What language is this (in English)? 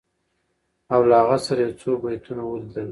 Pashto